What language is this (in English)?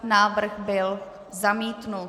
Czech